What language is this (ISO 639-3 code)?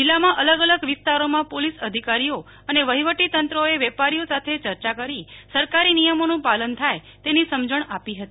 guj